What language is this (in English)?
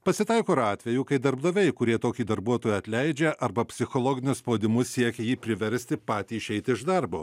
Lithuanian